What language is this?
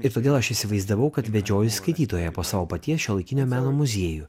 Lithuanian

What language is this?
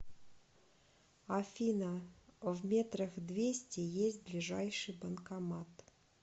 Russian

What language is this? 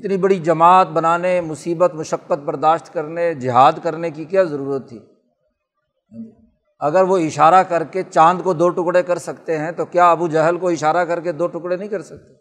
Urdu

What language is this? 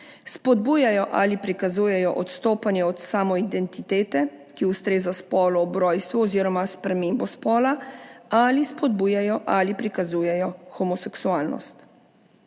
Slovenian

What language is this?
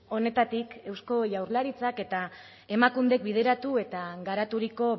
Basque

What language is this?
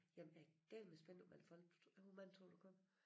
Danish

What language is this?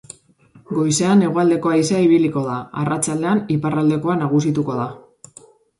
Basque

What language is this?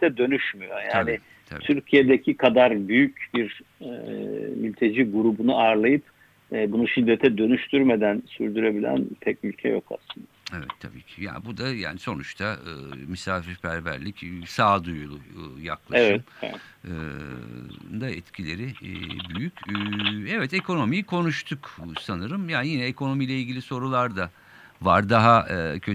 Turkish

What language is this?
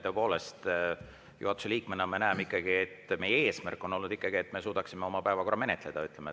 Estonian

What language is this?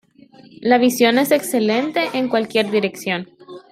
Spanish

